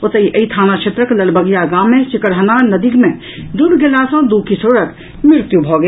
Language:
Maithili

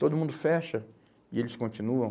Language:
Portuguese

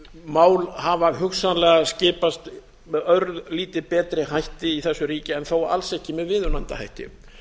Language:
Icelandic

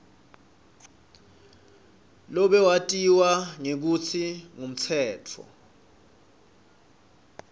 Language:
Swati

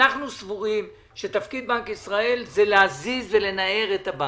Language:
Hebrew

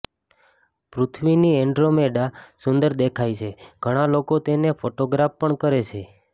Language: Gujarati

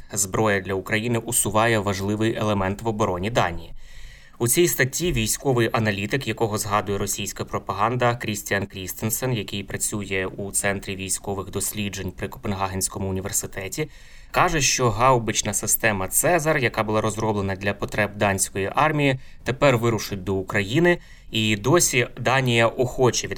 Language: Ukrainian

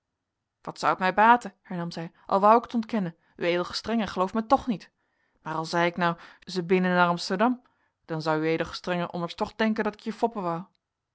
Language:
Dutch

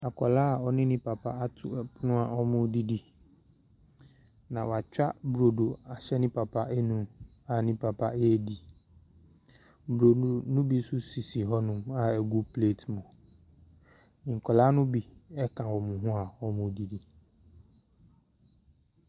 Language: Akan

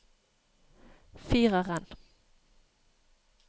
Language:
Norwegian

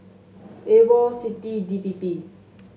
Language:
English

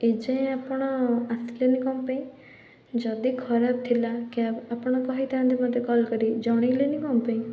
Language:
Odia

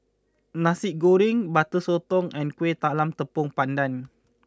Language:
English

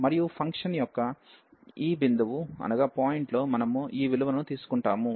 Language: Telugu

